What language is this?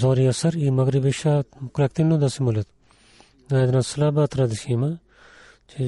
Bulgarian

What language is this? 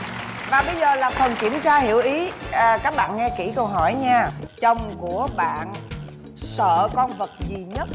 Vietnamese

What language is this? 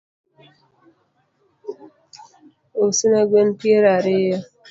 Luo (Kenya and Tanzania)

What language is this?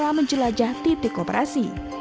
Indonesian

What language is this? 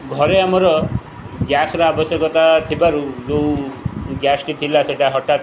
Odia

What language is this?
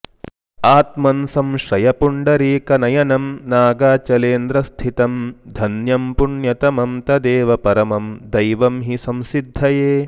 Sanskrit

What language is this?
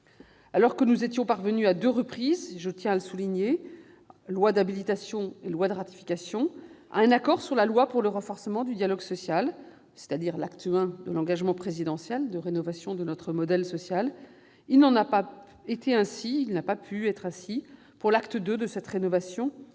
French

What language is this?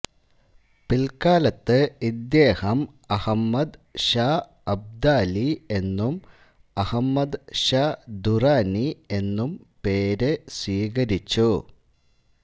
Malayalam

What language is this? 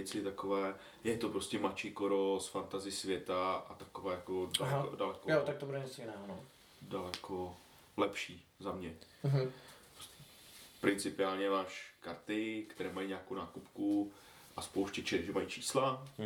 Czech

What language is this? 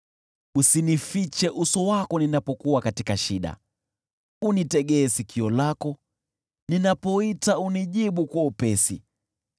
Swahili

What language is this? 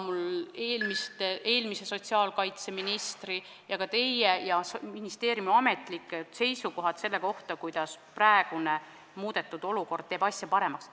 Estonian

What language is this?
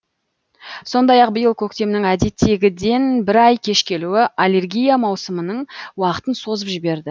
Kazakh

